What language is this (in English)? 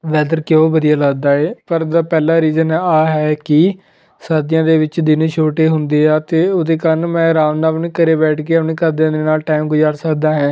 Punjabi